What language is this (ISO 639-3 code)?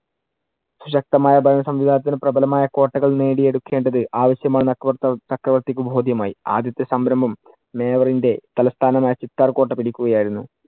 mal